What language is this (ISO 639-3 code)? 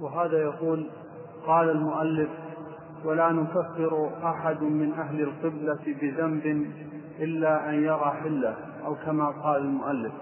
ara